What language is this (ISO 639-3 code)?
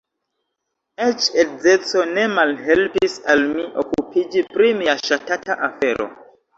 epo